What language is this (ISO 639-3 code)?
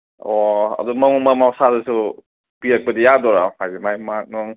mni